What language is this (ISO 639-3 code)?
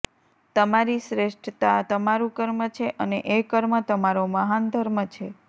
guj